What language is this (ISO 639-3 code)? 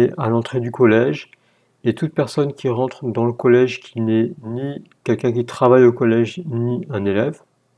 fra